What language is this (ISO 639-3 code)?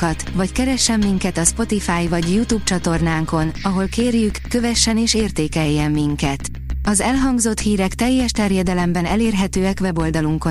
hun